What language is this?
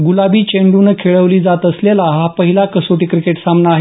Marathi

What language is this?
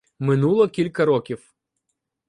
Ukrainian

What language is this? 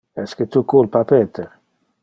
Interlingua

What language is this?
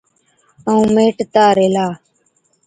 Od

